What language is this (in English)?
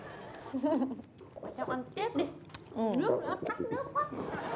Vietnamese